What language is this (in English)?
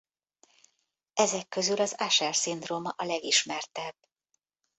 Hungarian